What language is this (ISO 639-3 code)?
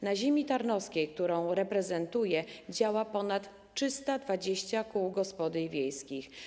pol